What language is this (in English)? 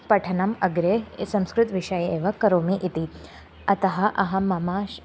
Sanskrit